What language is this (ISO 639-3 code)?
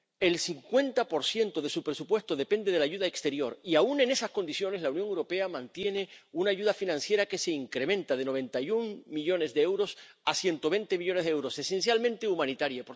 spa